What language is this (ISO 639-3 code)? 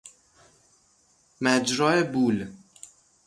fas